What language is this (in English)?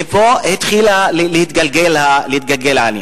Hebrew